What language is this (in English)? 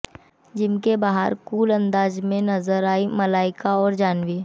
Hindi